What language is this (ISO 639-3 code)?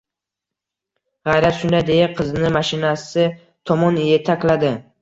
uzb